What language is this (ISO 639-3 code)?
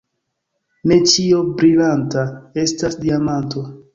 epo